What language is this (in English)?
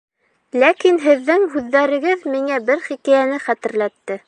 Bashkir